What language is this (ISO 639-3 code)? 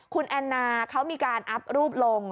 tha